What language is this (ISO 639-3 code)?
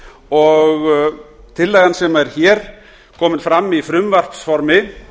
isl